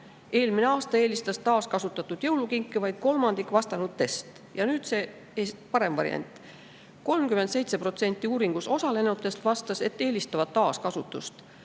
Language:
Estonian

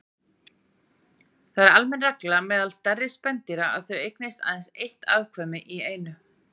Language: Icelandic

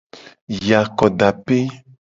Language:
Gen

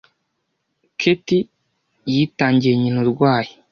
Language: Kinyarwanda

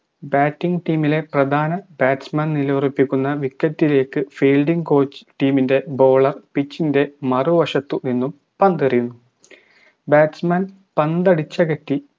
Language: Malayalam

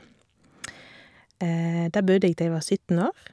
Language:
Norwegian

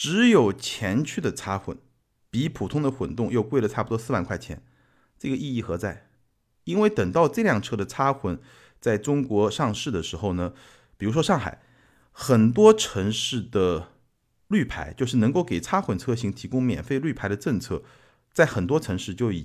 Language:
Chinese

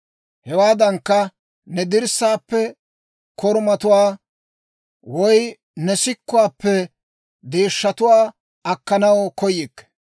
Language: Dawro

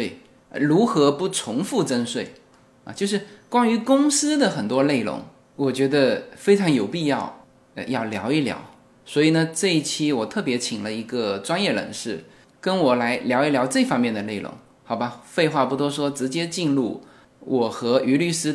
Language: Chinese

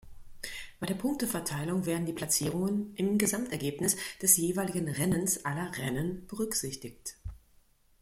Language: German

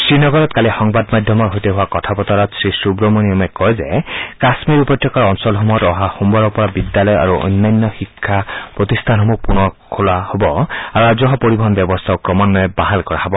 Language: Assamese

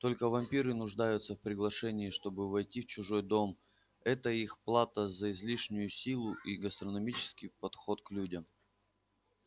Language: Russian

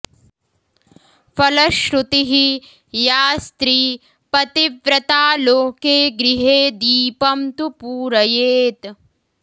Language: Sanskrit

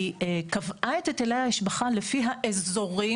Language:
Hebrew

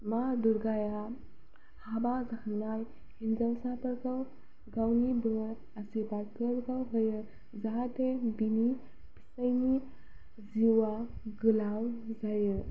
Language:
Bodo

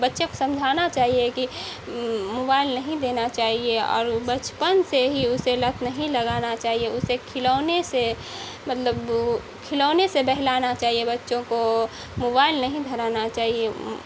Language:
Urdu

